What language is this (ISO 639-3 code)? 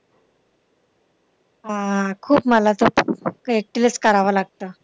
mar